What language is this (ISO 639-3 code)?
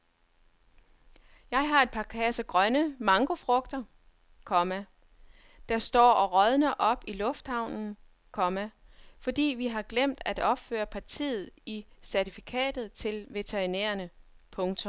dan